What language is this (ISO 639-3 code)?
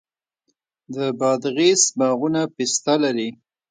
pus